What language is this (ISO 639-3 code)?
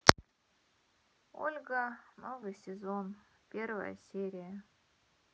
rus